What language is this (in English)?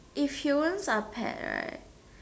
English